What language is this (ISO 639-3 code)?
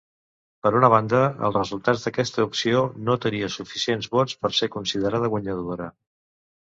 cat